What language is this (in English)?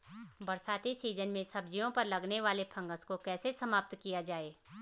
Hindi